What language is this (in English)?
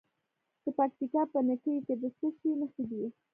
Pashto